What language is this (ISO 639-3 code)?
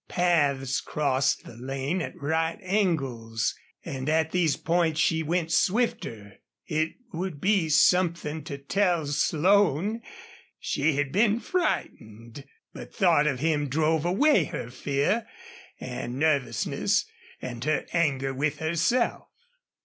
eng